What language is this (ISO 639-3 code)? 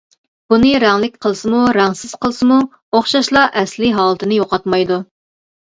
uig